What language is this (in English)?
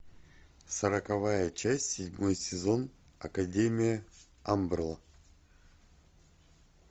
Russian